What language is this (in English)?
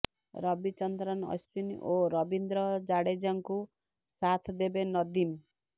Odia